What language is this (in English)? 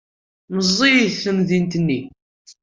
Kabyle